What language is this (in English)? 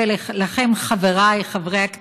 Hebrew